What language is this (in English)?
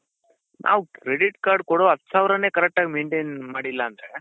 Kannada